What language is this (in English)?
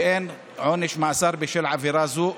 Hebrew